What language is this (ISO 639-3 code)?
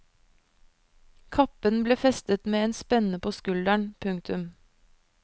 nor